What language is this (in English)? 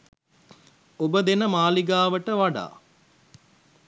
Sinhala